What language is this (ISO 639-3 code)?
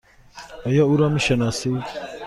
fas